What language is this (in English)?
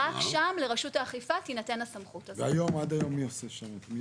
Hebrew